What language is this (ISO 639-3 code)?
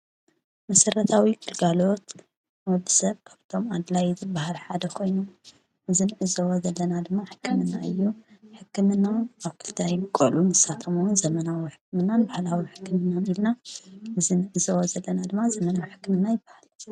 tir